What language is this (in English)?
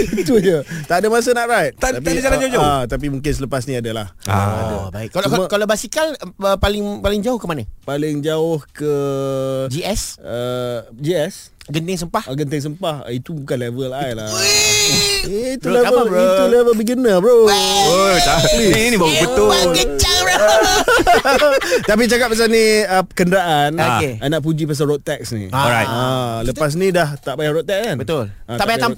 Malay